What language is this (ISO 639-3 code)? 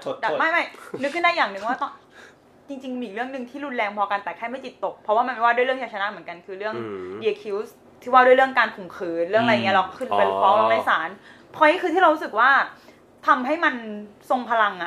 tha